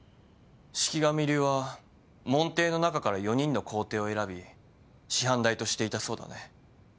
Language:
Japanese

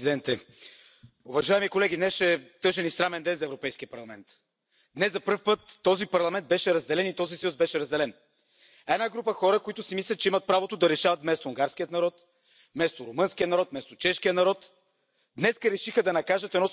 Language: Hungarian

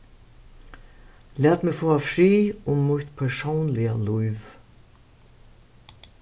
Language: Faroese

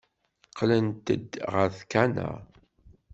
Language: Kabyle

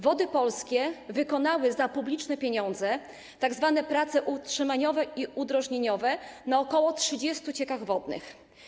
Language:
Polish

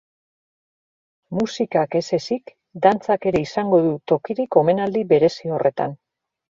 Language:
Basque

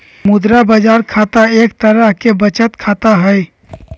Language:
Magahi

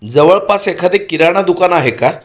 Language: Marathi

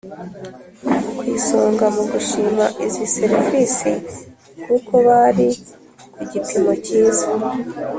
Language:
Kinyarwanda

